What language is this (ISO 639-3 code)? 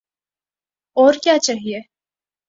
urd